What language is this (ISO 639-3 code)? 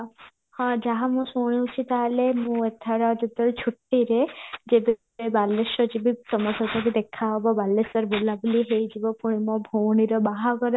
ori